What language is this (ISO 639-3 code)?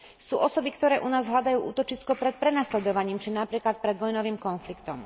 slk